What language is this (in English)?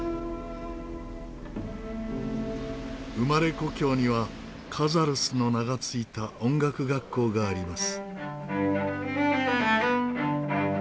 Japanese